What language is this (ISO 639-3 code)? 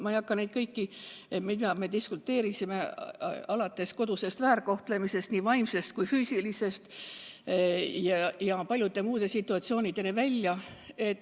est